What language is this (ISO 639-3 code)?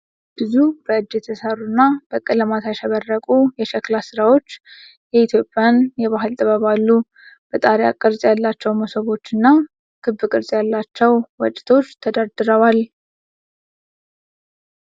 amh